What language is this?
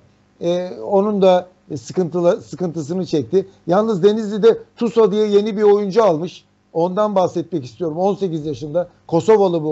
Turkish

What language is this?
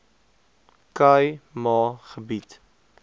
Afrikaans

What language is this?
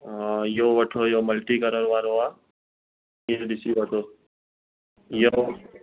Sindhi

